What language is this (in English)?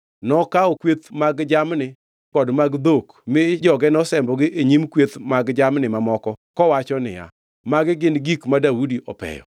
Luo (Kenya and Tanzania)